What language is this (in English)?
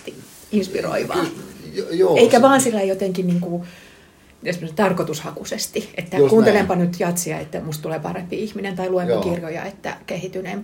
Finnish